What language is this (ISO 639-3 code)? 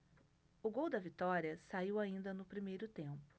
por